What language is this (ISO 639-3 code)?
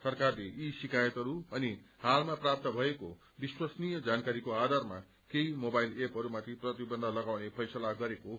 nep